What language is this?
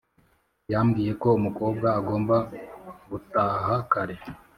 Kinyarwanda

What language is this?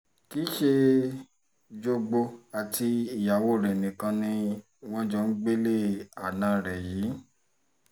Yoruba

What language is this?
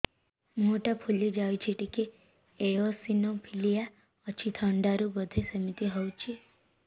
Odia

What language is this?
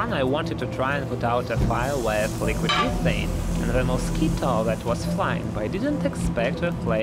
English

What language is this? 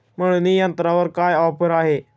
Marathi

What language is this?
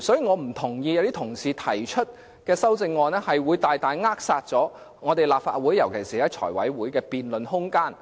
Cantonese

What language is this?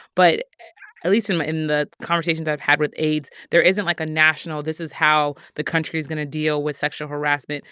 English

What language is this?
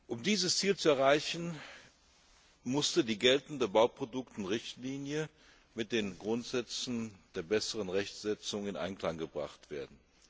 German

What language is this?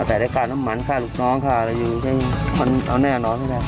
Thai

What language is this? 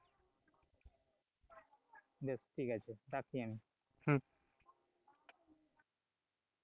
Bangla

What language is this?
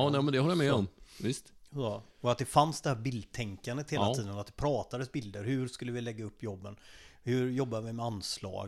Swedish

